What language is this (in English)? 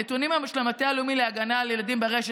Hebrew